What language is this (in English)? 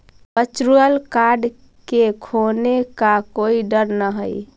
Magahi